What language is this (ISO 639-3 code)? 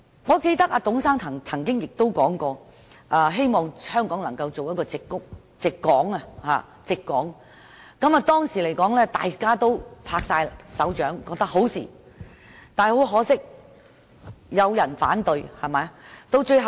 yue